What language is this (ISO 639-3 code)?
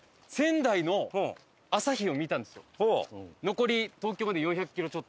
jpn